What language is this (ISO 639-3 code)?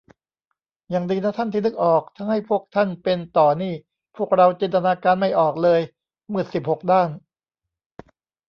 tha